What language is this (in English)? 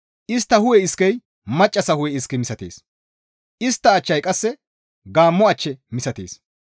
Gamo